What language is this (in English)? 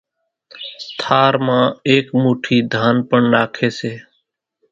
Kachi Koli